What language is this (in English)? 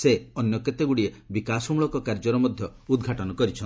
Odia